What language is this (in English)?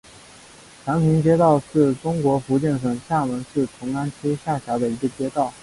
Chinese